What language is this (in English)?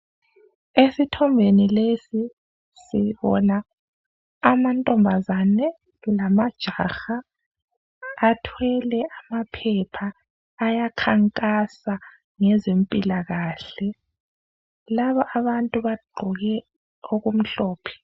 North Ndebele